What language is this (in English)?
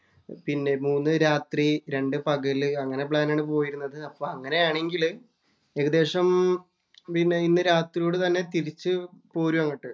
Malayalam